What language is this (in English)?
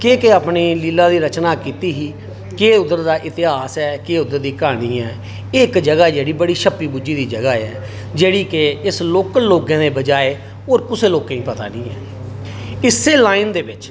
Dogri